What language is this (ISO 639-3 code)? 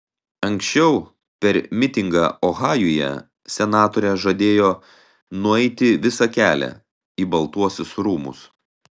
lit